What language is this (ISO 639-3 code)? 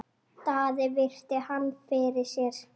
isl